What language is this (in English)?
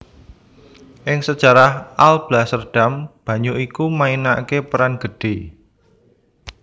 Javanese